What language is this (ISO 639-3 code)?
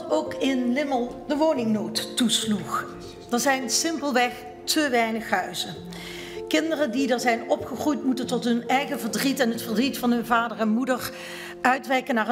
nld